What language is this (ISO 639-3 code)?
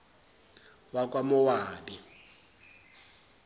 zul